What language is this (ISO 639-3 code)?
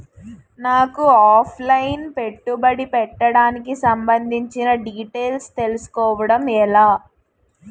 tel